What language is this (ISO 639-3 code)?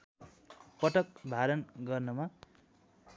nep